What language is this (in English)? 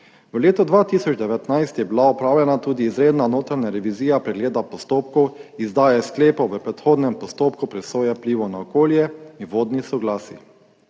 Slovenian